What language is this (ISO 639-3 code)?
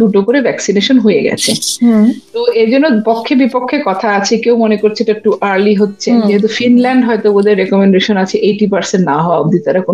ben